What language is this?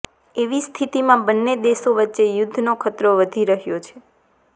Gujarati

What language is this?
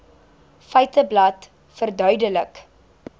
Afrikaans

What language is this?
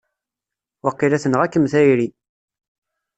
Kabyle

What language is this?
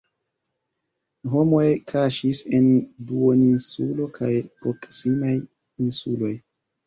Esperanto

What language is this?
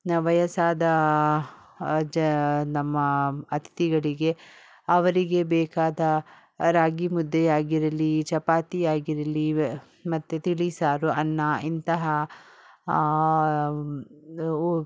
Kannada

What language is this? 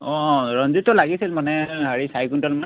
Assamese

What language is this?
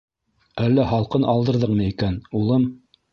Bashkir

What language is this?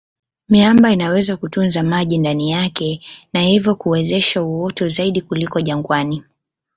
Swahili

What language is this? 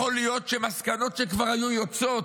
Hebrew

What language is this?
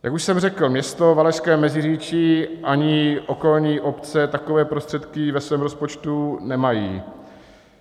Czech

